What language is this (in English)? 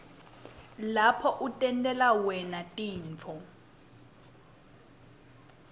Swati